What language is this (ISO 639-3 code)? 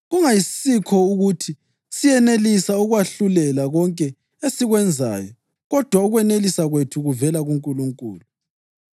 nde